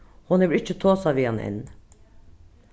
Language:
Faroese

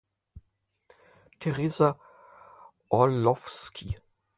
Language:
German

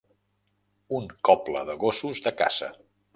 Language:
Catalan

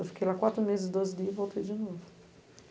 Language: Portuguese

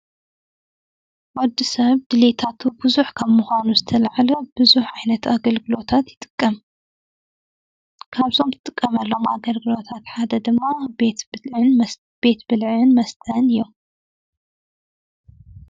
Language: Tigrinya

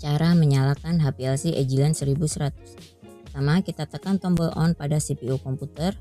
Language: Indonesian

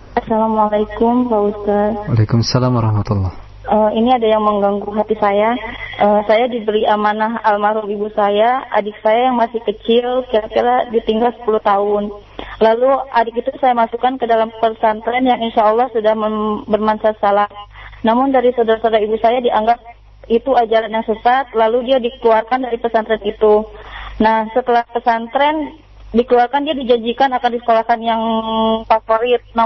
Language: Malay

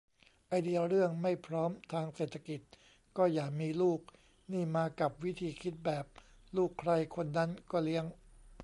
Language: Thai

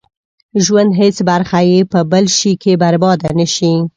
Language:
Pashto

